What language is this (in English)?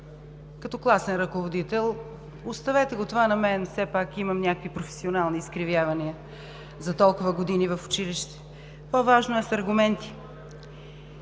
Bulgarian